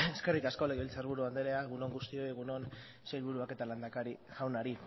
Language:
Basque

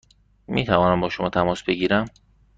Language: Persian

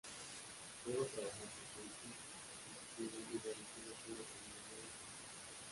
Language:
Spanish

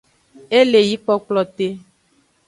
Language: Aja (Benin)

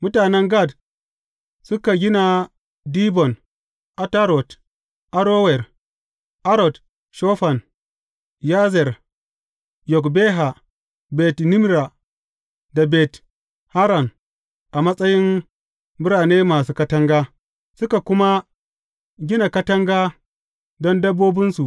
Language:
Hausa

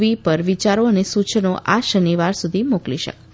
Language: Gujarati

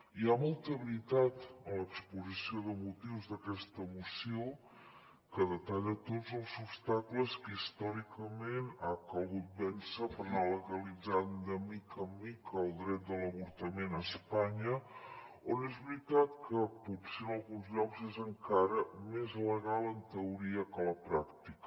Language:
Catalan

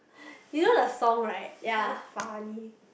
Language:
English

